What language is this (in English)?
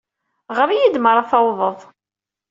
Kabyle